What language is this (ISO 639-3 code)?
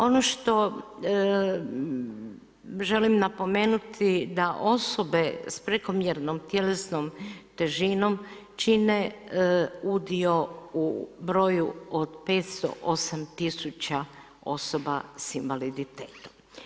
hrv